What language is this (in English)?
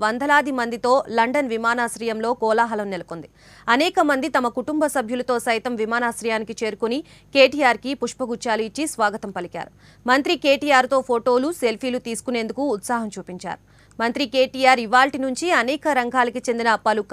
Hindi